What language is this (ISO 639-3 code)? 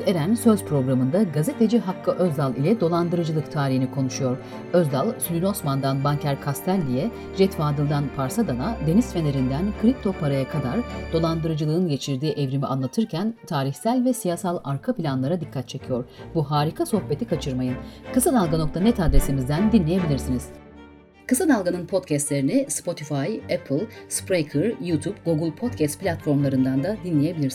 tur